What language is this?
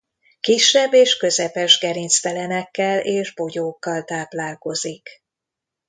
Hungarian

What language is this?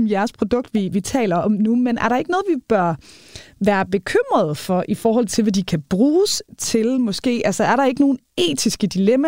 Danish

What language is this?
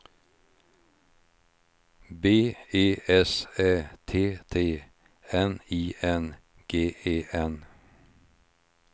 Swedish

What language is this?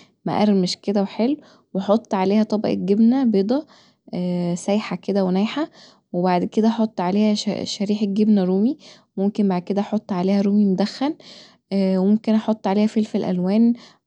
Egyptian Arabic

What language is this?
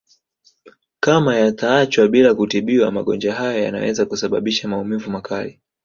Swahili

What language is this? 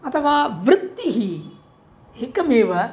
Sanskrit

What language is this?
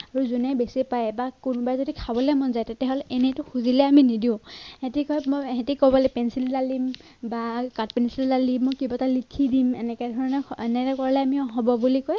Assamese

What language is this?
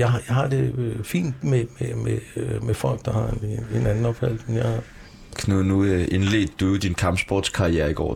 Danish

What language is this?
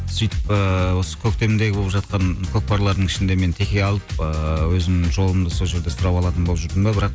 Kazakh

